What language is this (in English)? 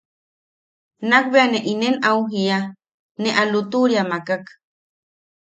Yaqui